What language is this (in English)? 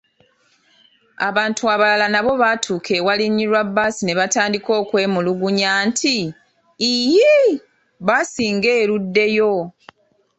Ganda